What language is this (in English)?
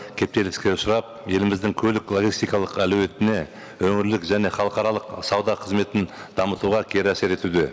Kazakh